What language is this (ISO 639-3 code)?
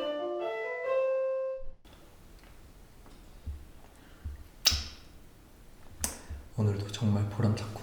kor